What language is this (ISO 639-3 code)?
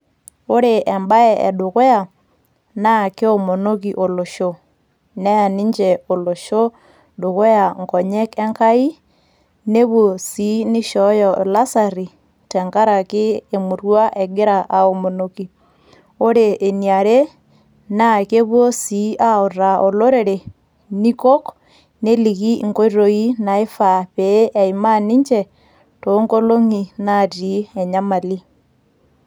mas